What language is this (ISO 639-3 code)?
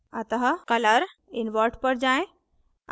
hin